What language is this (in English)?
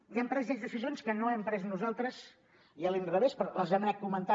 Catalan